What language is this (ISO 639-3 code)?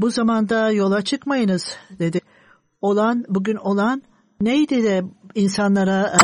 tur